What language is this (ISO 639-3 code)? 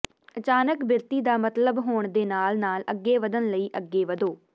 pan